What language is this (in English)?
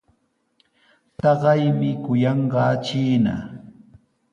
Sihuas Ancash Quechua